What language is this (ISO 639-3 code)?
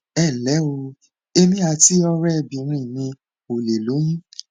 yor